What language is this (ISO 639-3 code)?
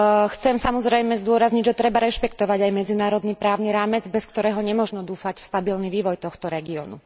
slk